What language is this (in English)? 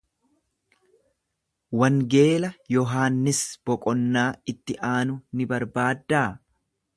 Oromo